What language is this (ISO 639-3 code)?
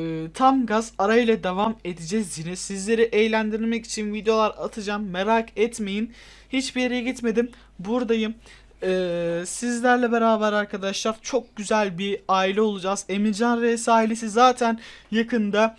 tur